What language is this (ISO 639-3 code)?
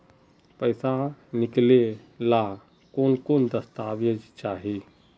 mag